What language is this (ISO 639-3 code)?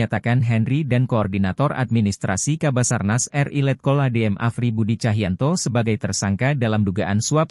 ind